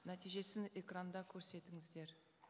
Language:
Kazakh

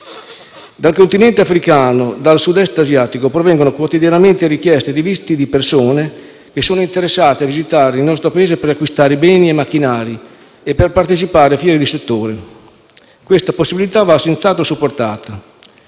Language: Italian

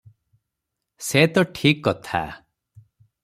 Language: Odia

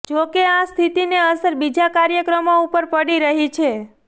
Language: Gujarati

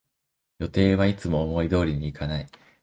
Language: Japanese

